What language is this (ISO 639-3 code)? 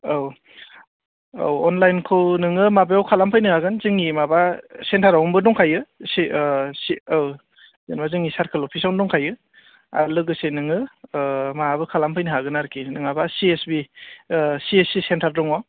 brx